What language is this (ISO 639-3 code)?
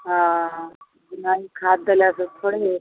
mai